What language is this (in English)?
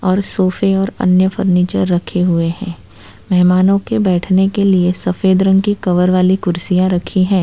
Hindi